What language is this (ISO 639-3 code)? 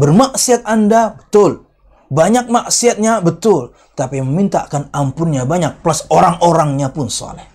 ind